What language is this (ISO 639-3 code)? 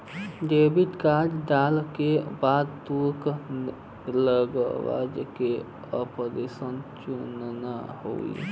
bho